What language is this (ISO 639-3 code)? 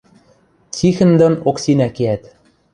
mrj